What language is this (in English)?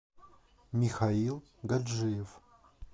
Russian